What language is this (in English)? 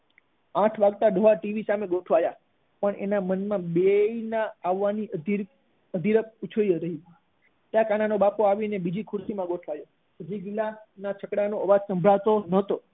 Gujarati